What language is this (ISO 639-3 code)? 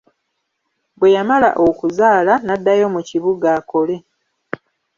lug